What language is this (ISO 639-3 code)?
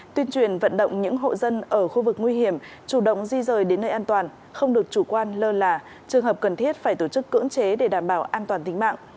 vie